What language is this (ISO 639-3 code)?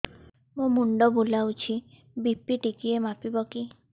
ori